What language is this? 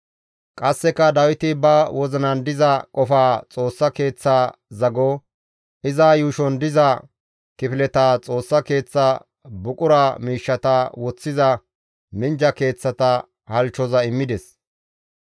Gamo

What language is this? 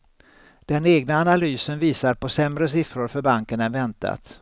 Swedish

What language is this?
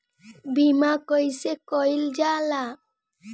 Bhojpuri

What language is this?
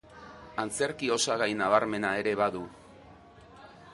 Basque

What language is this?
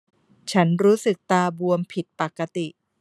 Thai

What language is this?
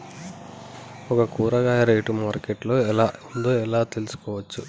Telugu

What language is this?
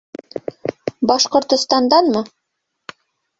Bashkir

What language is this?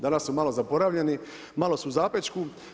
Croatian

